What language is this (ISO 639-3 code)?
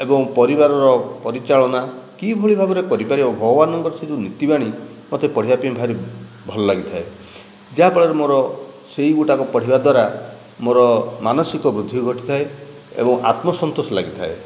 ori